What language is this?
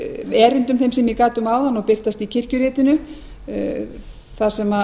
Icelandic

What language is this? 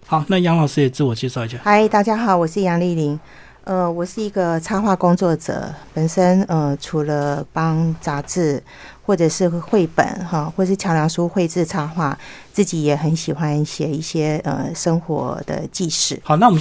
Chinese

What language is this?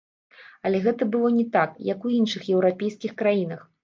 Belarusian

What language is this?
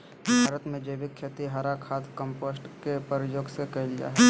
Magahi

